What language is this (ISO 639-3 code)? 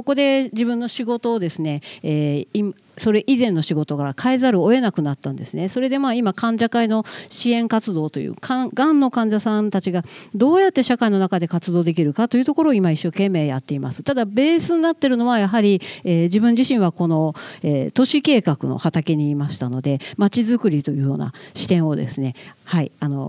jpn